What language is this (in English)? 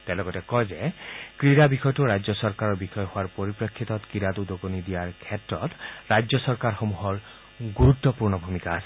Assamese